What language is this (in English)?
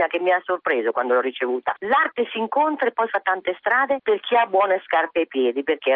Italian